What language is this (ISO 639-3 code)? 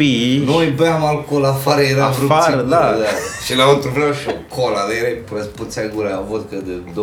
ron